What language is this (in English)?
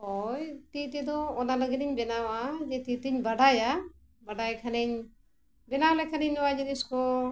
Santali